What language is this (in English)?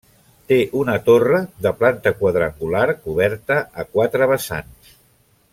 Catalan